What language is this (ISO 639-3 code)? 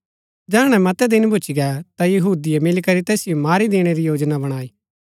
gbk